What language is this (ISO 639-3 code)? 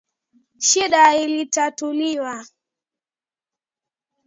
swa